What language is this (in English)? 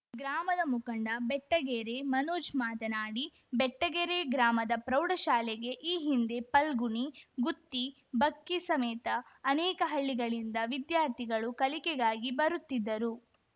Kannada